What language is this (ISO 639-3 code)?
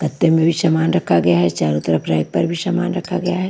hin